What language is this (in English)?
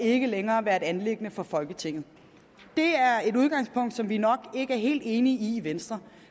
Danish